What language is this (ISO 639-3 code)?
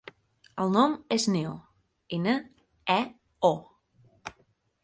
cat